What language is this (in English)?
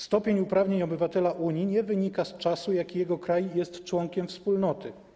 Polish